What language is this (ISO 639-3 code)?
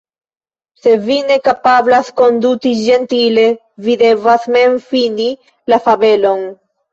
epo